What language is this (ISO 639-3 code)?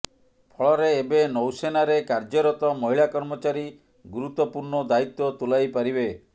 ori